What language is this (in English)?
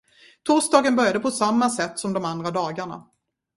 Swedish